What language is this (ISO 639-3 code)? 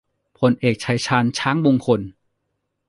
tha